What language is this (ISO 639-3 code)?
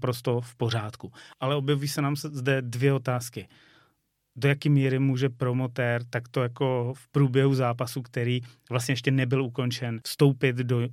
ces